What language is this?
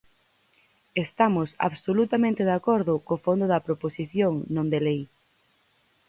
Galician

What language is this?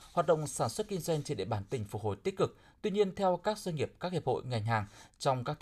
Vietnamese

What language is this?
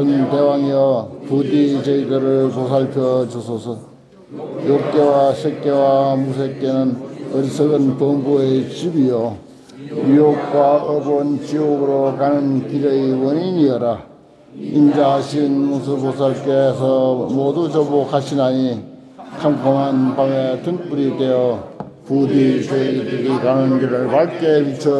Korean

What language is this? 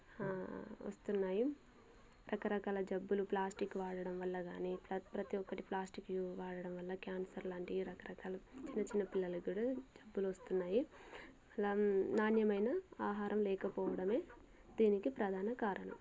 Telugu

